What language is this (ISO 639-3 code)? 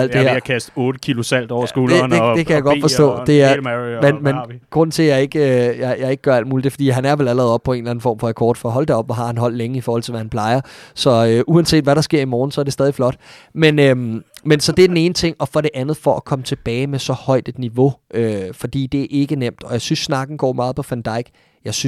dan